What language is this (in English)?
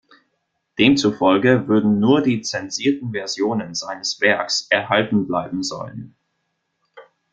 German